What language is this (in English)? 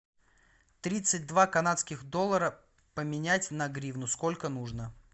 Russian